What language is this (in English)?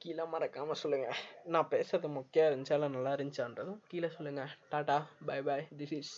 Tamil